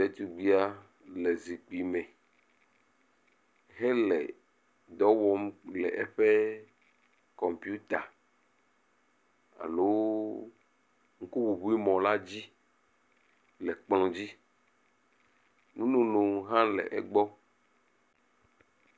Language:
Ewe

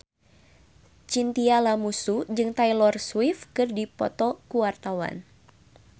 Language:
Sundanese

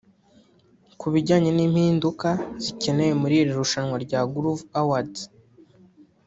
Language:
Kinyarwanda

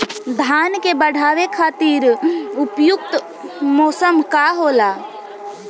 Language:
Bhojpuri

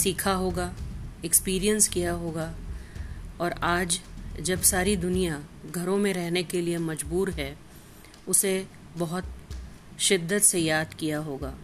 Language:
Hindi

